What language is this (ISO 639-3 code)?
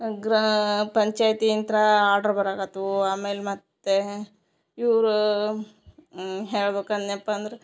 kan